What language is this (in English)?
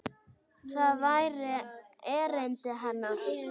Icelandic